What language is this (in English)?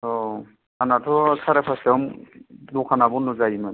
Bodo